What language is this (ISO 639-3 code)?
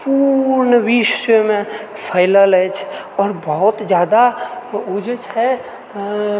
mai